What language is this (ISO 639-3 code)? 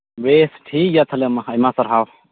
sat